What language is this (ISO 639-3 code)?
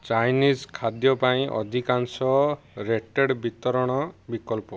ori